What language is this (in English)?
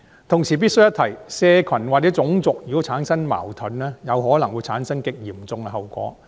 Cantonese